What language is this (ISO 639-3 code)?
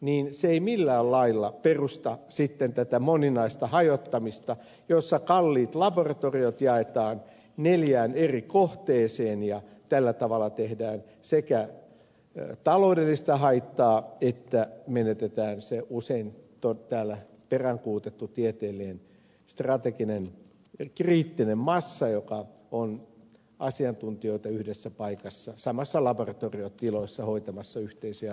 fin